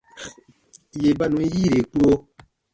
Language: Baatonum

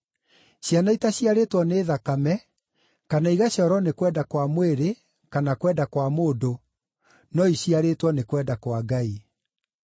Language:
Kikuyu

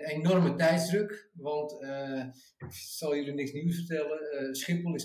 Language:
Dutch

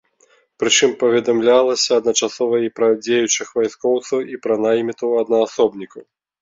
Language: Belarusian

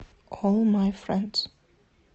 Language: Russian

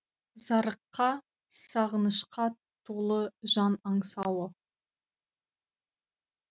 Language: Kazakh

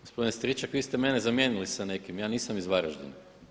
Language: Croatian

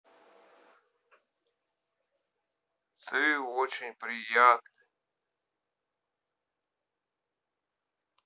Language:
Russian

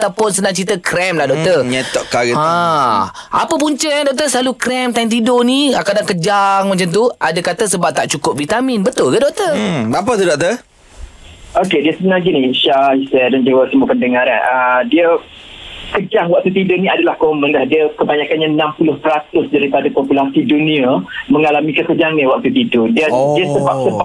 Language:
Malay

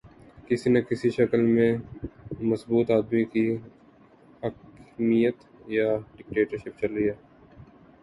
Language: Urdu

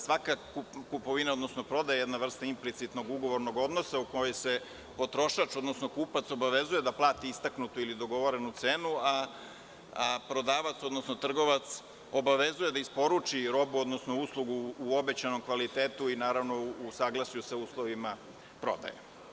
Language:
Serbian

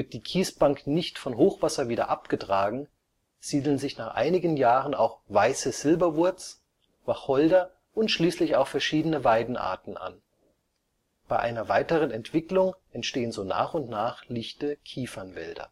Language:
German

